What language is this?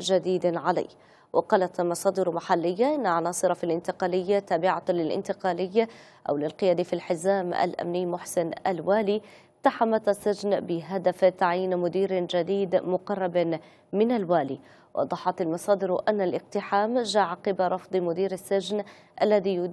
Arabic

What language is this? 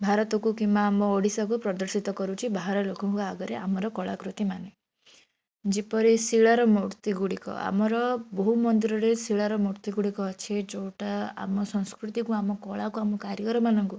Odia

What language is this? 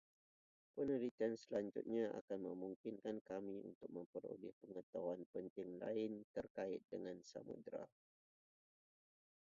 Indonesian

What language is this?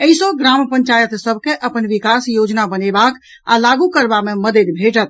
Maithili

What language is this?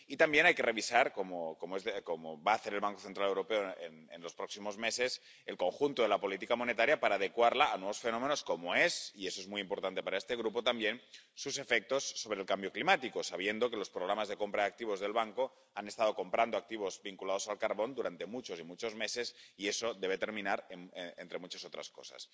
Spanish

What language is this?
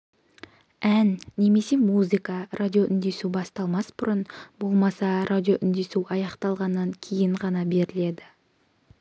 Kazakh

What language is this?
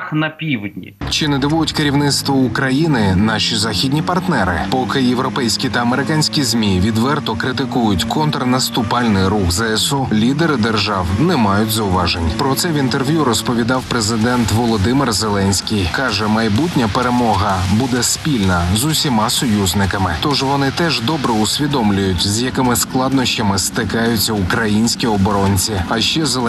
Ukrainian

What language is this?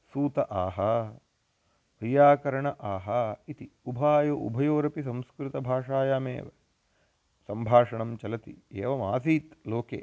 Sanskrit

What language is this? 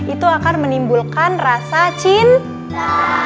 Indonesian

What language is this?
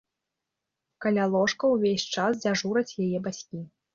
Belarusian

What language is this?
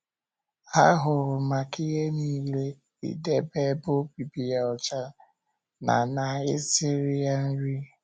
Igbo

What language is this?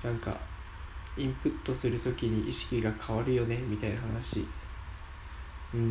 Japanese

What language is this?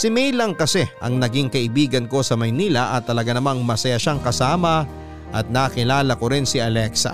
Filipino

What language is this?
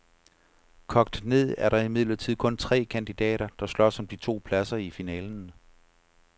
Danish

